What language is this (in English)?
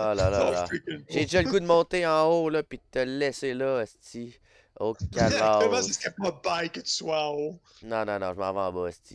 French